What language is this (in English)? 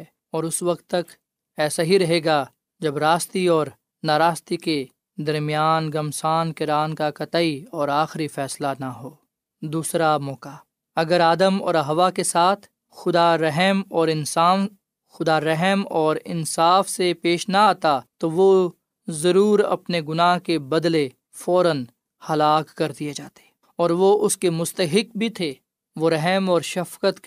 Urdu